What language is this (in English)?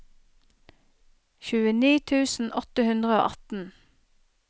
Norwegian